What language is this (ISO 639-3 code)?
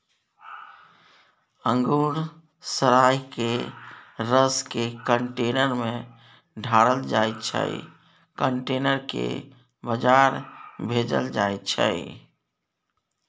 mai